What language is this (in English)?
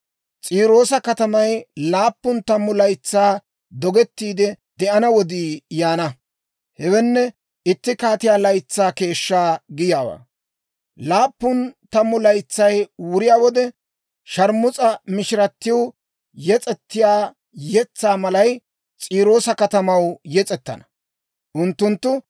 Dawro